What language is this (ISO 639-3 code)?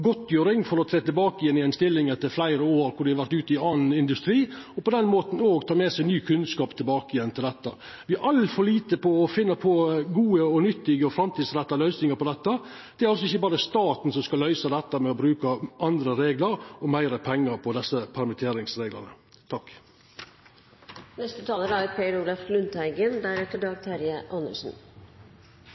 nor